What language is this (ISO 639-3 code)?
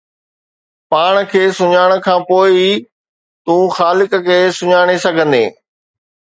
snd